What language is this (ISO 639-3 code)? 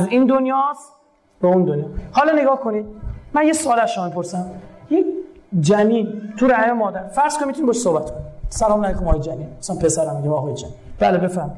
fas